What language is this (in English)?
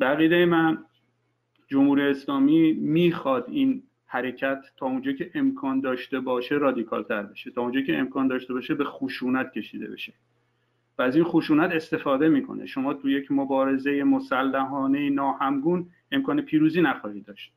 Persian